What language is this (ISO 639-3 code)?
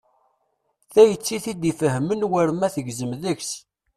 kab